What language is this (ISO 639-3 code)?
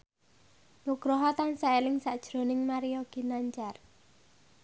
jav